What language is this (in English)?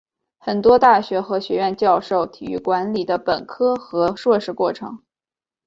Chinese